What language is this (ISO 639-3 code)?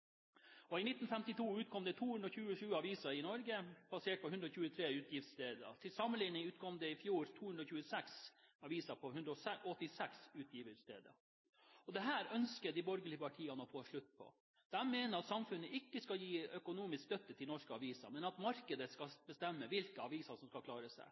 nob